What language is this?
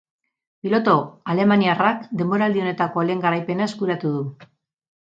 Basque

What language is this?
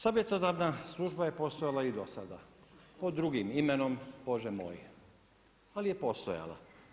Croatian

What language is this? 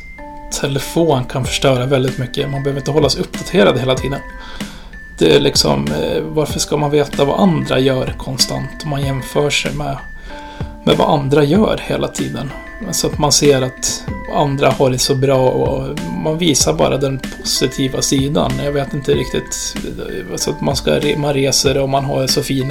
Swedish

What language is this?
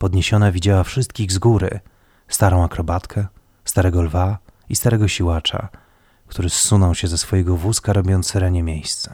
Polish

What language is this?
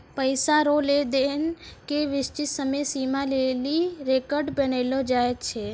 Maithili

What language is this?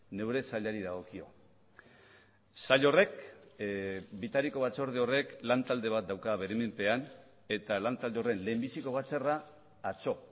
Basque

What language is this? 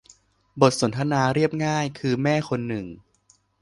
Thai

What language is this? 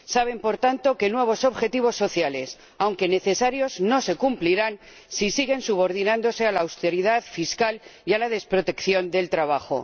Spanish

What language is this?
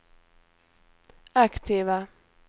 Swedish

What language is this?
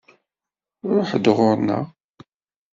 Kabyle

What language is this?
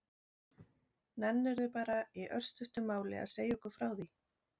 Icelandic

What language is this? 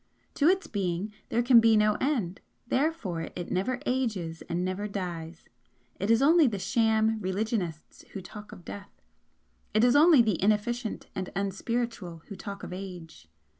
English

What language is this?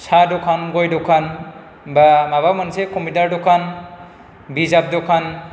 Bodo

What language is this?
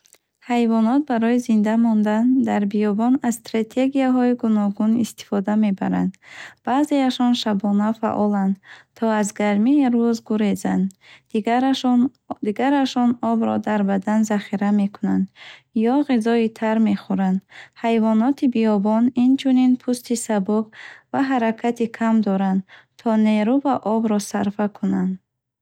Bukharic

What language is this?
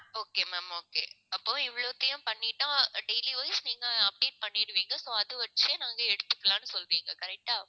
Tamil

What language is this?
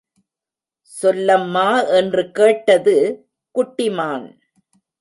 Tamil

